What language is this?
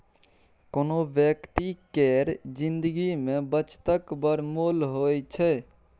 Maithili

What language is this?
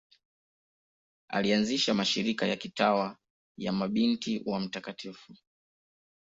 Swahili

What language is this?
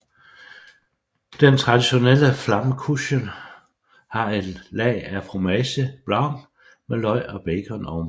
Danish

